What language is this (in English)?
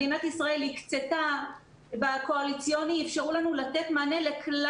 Hebrew